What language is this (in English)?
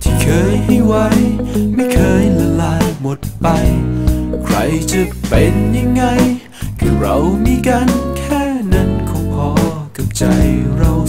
Thai